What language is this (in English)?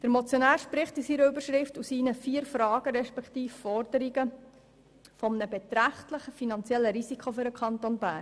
Swiss German